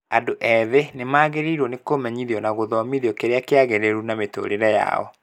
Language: Kikuyu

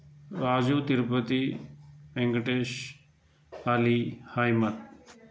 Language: Telugu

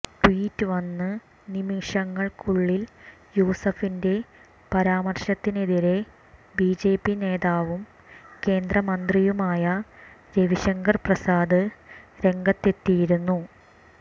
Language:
Malayalam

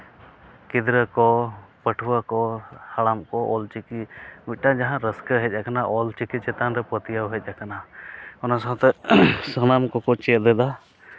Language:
Santali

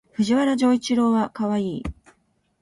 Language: Japanese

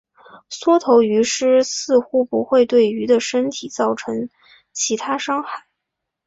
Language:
Chinese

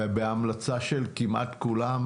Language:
Hebrew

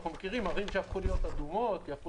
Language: Hebrew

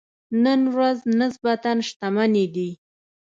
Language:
Pashto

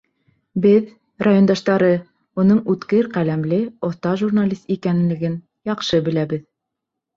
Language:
Bashkir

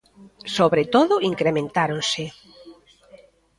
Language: Galician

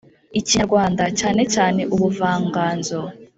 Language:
Kinyarwanda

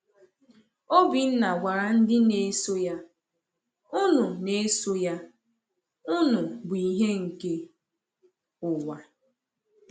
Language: Igbo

